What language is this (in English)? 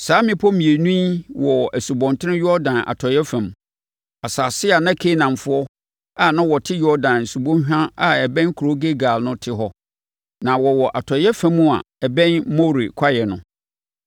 Akan